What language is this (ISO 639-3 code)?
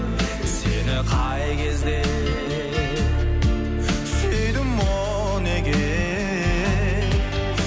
kaz